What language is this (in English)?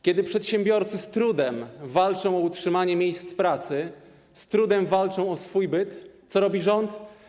Polish